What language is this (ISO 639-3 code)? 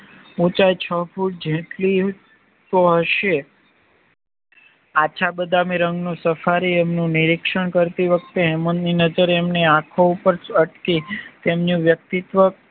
guj